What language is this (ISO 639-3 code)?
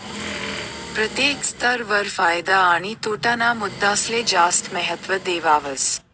mar